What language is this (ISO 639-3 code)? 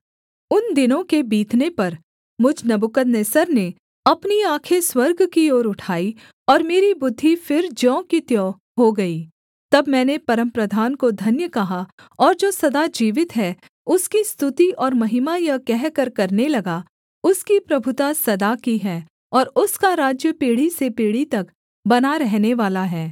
hin